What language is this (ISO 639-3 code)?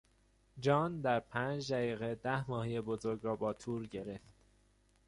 fas